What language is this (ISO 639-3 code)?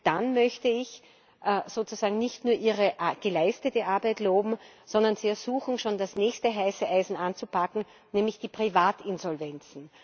deu